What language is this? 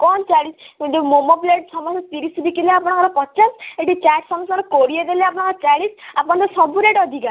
Odia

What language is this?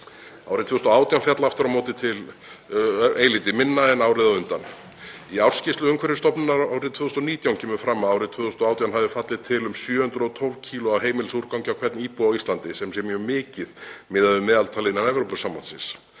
Icelandic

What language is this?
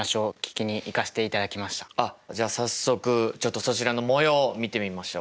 Japanese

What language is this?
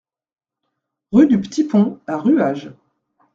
French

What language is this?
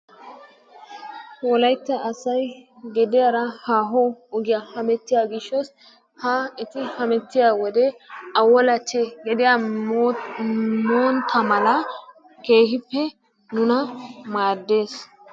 Wolaytta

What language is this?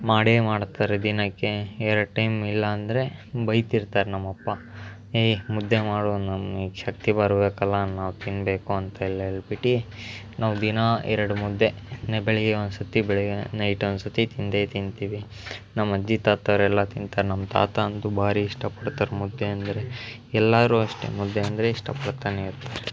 Kannada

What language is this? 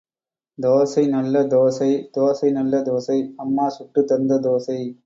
Tamil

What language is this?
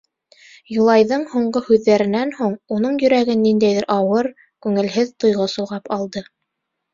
Bashkir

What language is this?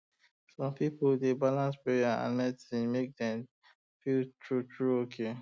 Nigerian Pidgin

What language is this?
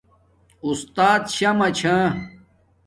Domaaki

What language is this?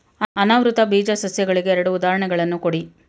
Kannada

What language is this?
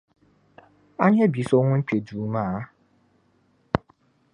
Dagbani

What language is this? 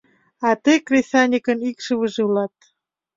Mari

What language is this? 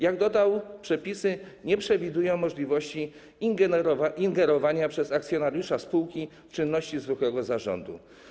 Polish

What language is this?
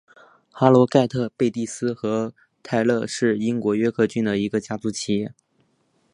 Chinese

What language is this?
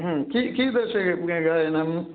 Sanskrit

